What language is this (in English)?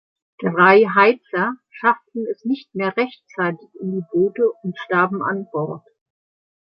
German